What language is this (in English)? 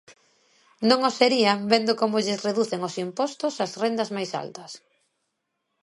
Galician